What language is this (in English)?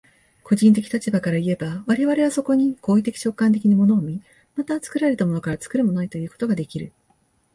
Japanese